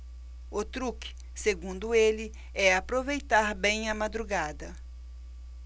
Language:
Portuguese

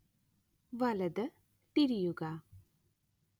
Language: Malayalam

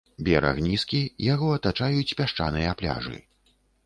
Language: Belarusian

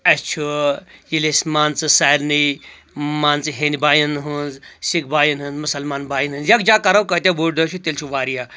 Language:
Kashmiri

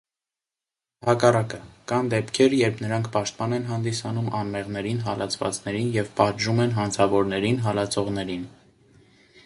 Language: Armenian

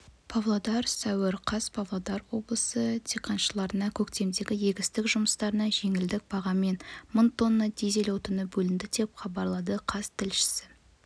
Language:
Kazakh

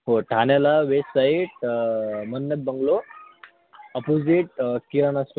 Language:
Marathi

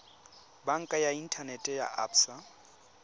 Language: Tswana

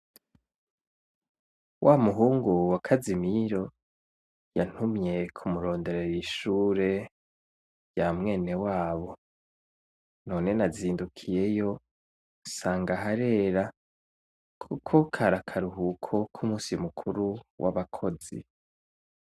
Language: Rundi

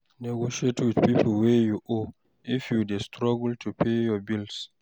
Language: Nigerian Pidgin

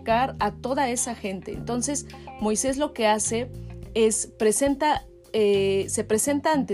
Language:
Spanish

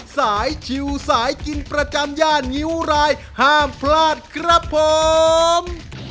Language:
Thai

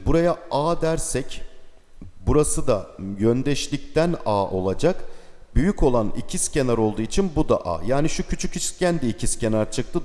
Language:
Turkish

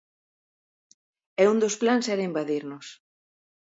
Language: Galician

